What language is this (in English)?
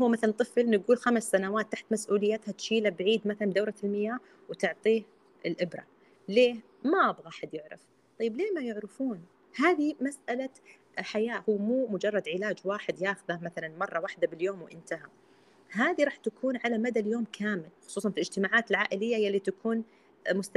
Arabic